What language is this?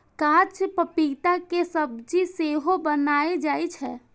Maithili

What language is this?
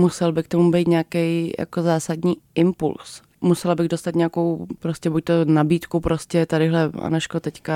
Czech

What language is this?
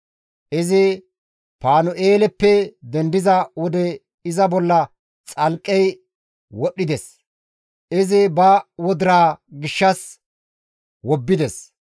Gamo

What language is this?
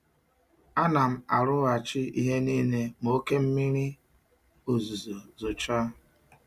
Igbo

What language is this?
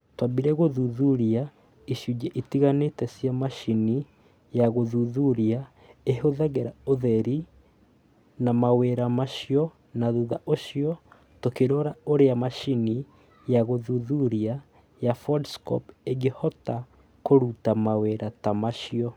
Kikuyu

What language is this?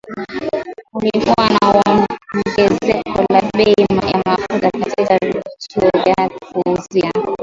Swahili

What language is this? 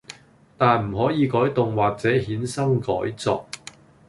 Cantonese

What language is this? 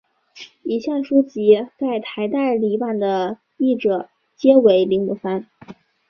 Chinese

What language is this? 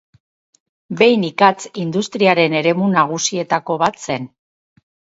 Basque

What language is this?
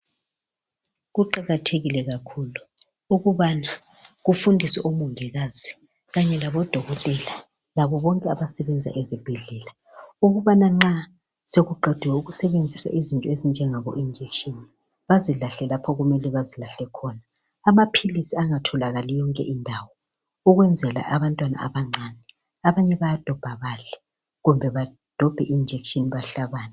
North Ndebele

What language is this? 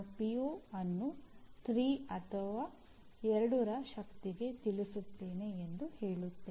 Kannada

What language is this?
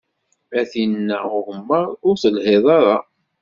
Kabyle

